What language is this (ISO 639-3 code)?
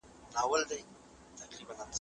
pus